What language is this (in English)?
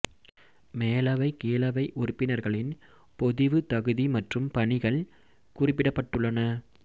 Tamil